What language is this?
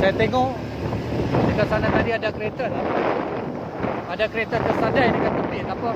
Malay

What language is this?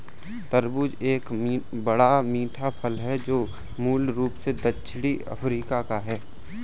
Hindi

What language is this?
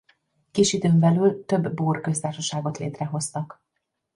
Hungarian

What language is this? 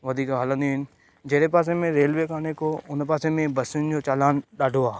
Sindhi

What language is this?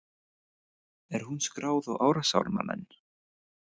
Icelandic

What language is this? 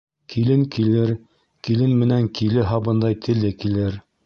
Bashkir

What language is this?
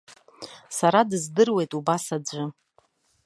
Abkhazian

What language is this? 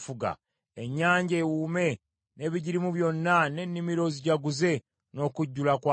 Ganda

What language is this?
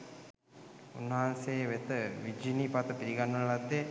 Sinhala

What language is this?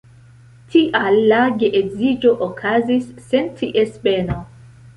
Esperanto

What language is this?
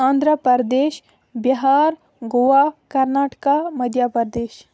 Kashmiri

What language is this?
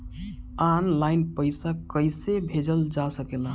Bhojpuri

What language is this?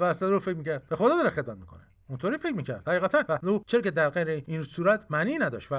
Persian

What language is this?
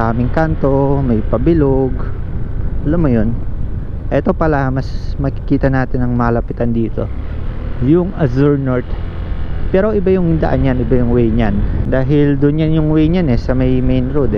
Filipino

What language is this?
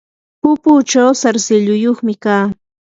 Yanahuanca Pasco Quechua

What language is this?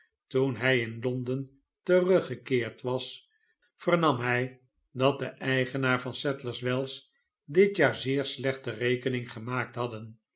Dutch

